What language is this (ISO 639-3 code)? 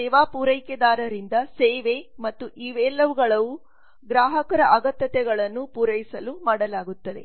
kan